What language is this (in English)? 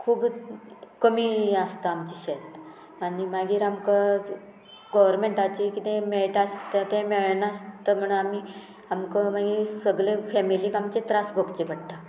Konkani